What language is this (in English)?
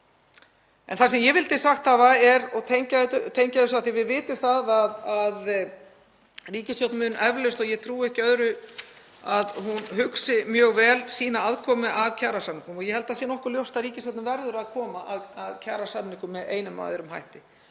Icelandic